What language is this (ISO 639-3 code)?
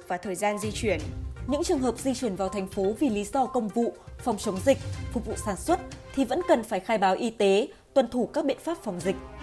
vie